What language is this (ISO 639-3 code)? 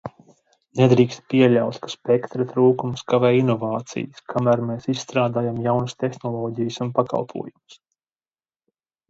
lav